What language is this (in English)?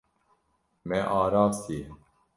Kurdish